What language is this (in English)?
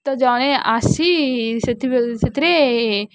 Odia